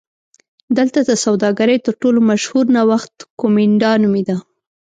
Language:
Pashto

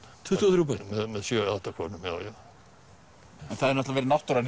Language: Icelandic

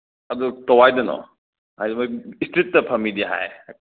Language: Manipuri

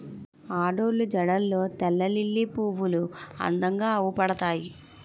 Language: Telugu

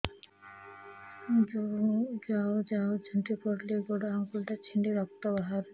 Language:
Odia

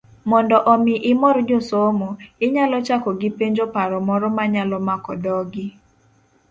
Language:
Luo (Kenya and Tanzania)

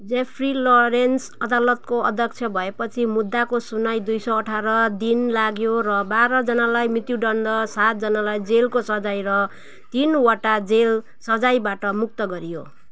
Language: Nepali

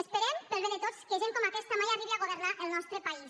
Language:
Catalan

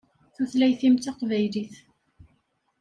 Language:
Kabyle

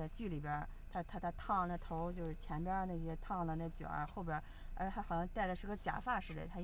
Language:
Chinese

